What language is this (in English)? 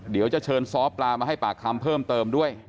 Thai